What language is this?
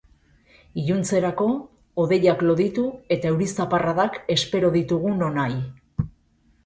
Basque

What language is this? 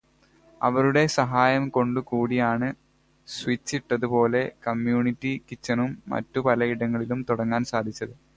Malayalam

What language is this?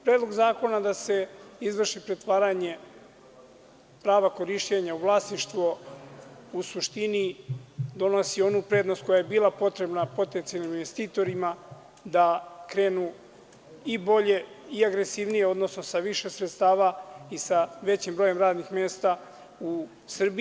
Serbian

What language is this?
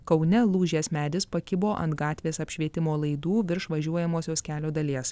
Lithuanian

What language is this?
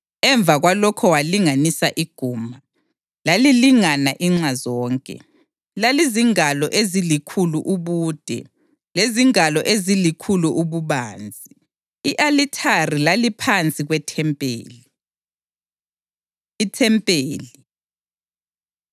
North Ndebele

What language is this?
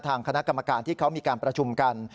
Thai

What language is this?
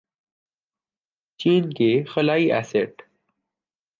Urdu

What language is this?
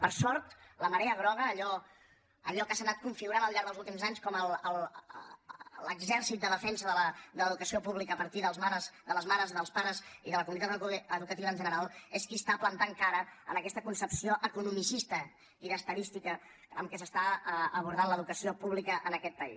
Catalan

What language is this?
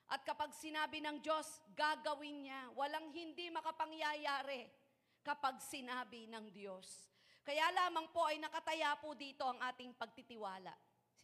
Filipino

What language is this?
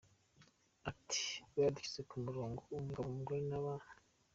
Kinyarwanda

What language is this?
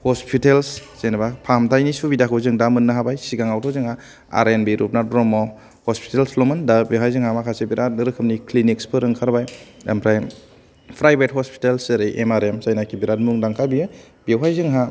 Bodo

